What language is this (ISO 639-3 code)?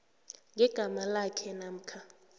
nbl